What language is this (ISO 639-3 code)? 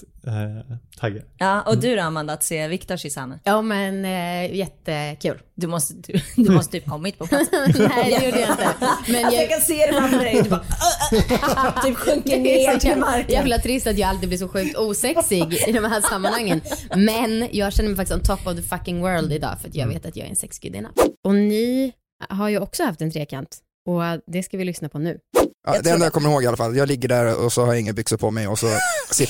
swe